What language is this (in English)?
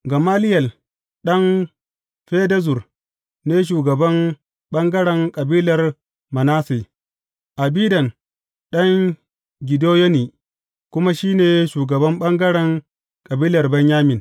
Hausa